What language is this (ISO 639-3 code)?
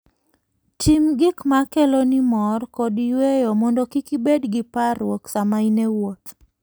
luo